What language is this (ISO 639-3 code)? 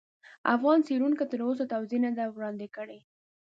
pus